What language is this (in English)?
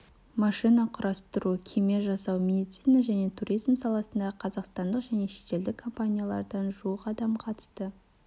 Kazakh